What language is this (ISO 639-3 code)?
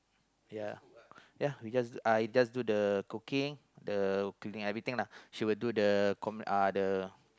eng